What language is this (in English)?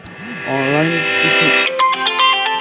Bhojpuri